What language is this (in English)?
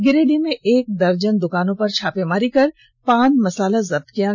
Hindi